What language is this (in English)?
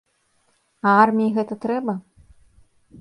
Belarusian